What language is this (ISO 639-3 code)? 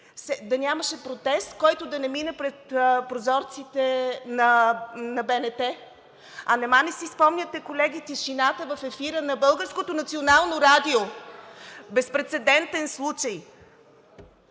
bul